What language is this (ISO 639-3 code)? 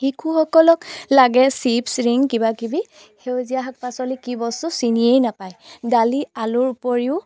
asm